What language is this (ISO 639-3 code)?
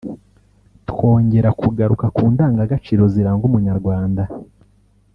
kin